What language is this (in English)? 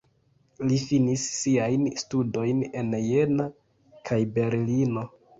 Esperanto